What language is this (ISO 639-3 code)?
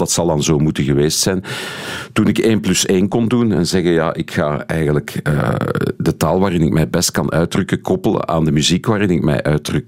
nld